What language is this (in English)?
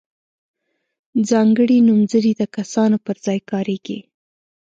Pashto